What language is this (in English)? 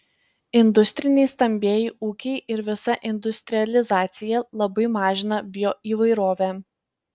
Lithuanian